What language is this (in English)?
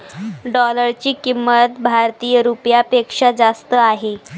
Marathi